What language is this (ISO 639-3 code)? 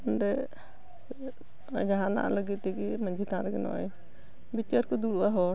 sat